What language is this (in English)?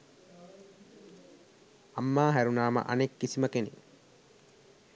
Sinhala